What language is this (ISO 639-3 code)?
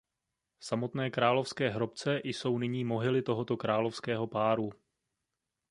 ces